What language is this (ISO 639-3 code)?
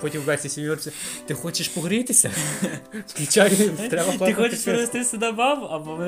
ukr